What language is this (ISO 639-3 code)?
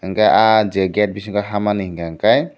trp